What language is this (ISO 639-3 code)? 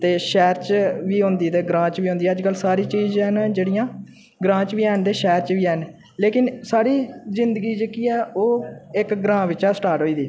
doi